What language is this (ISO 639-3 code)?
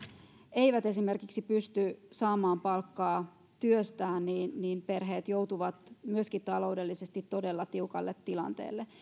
fin